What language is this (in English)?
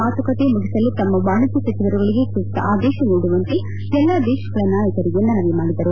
Kannada